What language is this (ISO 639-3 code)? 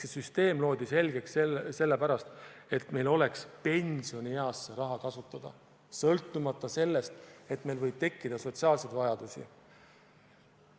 est